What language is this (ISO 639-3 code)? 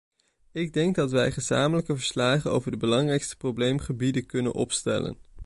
nld